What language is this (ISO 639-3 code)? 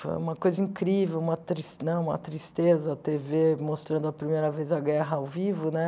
por